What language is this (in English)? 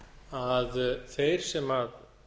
Icelandic